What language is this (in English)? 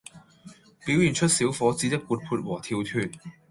Cantonese